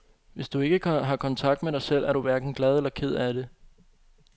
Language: Danish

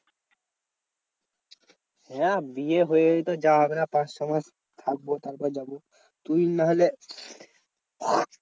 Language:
Bangla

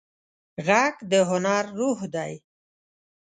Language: Pashto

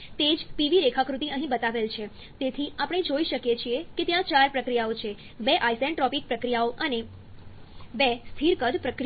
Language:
Gujarati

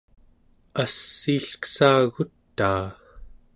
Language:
Central Yupik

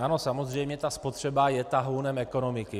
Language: Czech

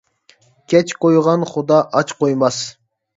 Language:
Uyghur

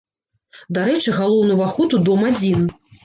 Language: Belarusian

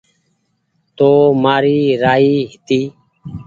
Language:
Goaria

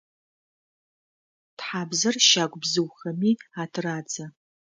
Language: Adyghe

